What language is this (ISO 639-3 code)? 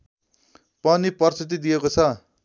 nep